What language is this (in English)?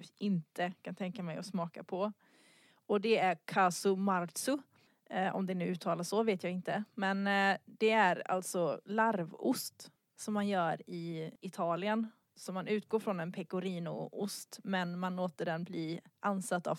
Swedish